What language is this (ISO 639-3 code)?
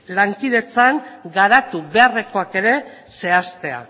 eus